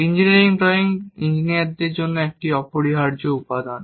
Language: Bangla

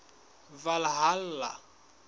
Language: Southern Sotho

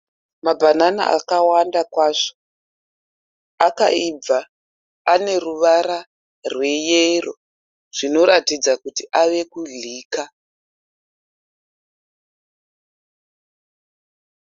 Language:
Shona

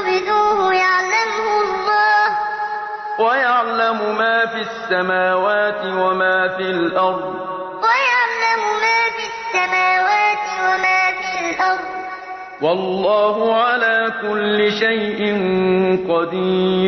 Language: Arabic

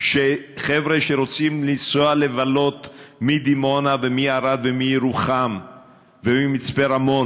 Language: Hebrew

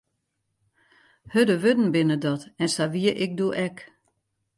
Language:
Western Frisian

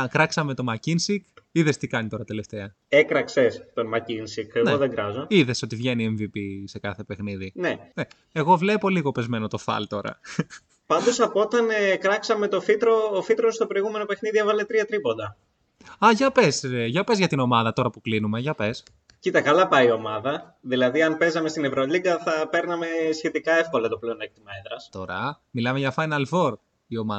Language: Greek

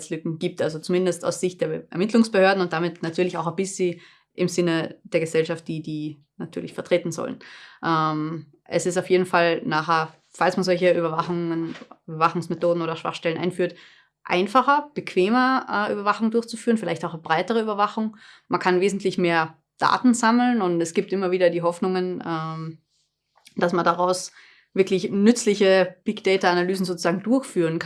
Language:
German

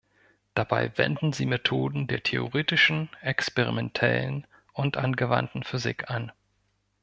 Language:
German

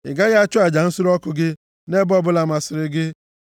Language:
Igbo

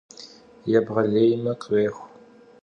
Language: Kabardian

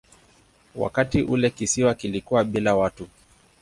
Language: Swahili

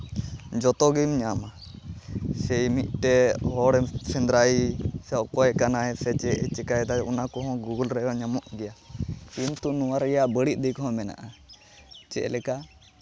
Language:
Santali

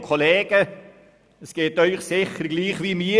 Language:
Swiss German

